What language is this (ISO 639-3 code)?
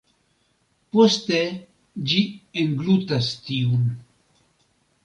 epo